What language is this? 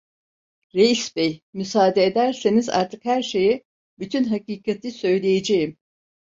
Turkish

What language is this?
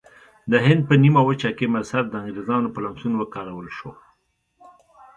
Pashto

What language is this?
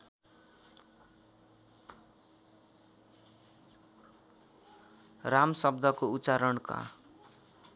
Nepali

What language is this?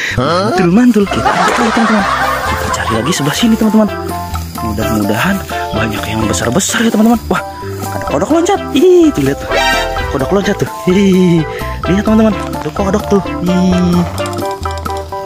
Indonesian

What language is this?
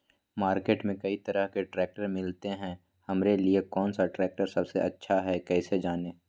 Magahi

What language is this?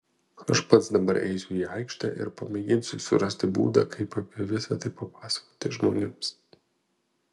Lithuanian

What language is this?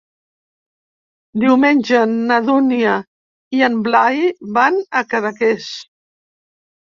Catalan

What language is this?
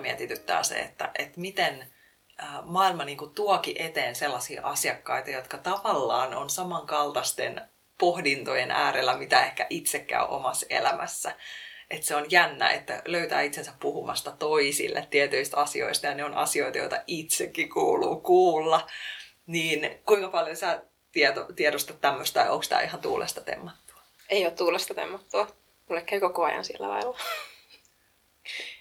Finnish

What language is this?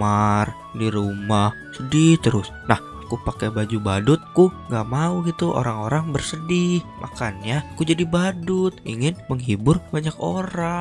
Indonesian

